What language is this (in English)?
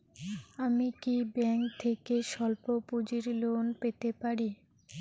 Bangla